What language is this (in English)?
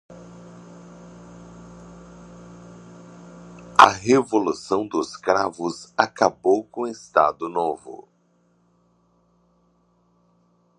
Portuguese